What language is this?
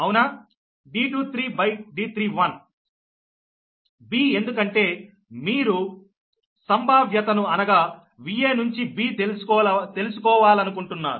Telugu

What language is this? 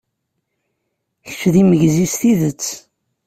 Kabyle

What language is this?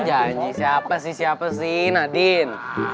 Indonesian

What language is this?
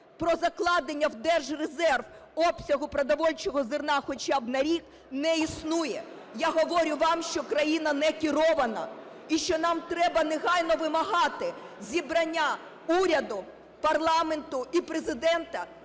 Ukrainian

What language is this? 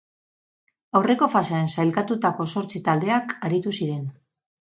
Basque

